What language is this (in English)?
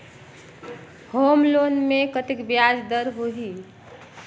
Chhattisgarhi